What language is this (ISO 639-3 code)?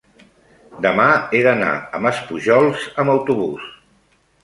cat